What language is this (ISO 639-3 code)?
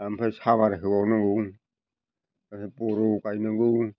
brx